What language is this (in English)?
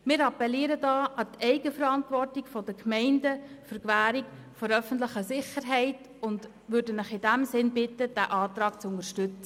Swiss German